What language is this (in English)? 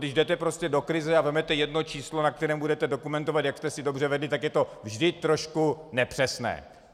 Czech